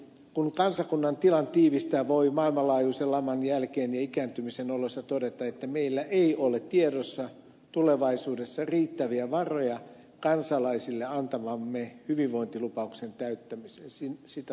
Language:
Finnish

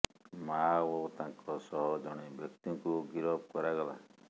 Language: Odia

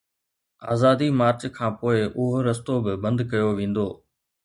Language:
Sindhi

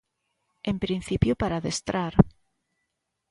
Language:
Galician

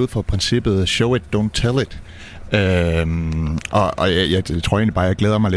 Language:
Danish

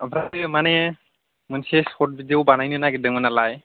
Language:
Bodo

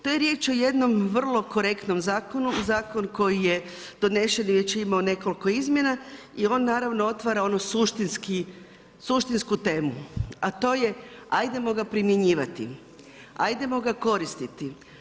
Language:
Croatian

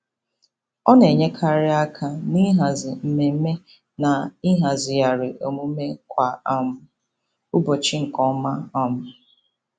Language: Igbo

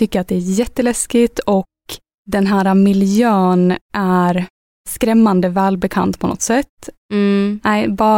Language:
Swedish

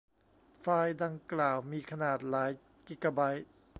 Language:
Thai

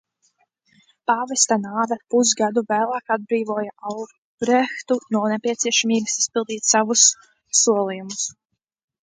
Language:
Latvian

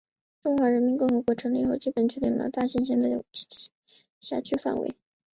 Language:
Chinese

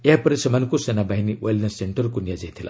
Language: Odia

